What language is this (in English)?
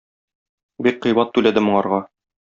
Tatar